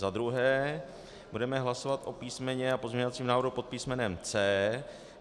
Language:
Czech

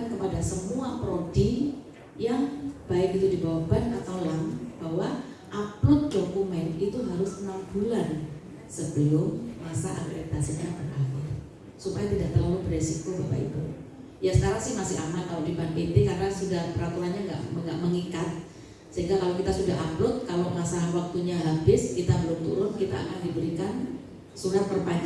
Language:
Indonesian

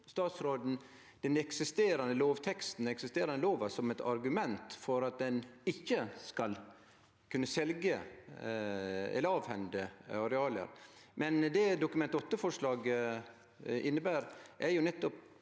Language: Norwegian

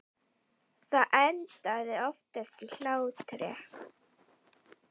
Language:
Icelandic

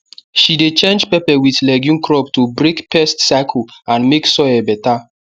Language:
Nigerian Pidgin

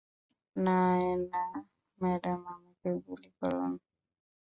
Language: Bangla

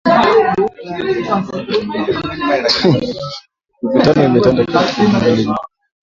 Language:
Swahili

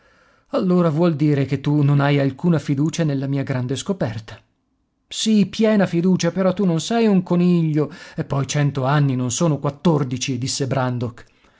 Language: Italian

